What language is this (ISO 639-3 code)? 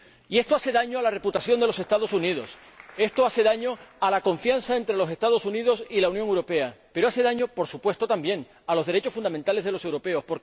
spa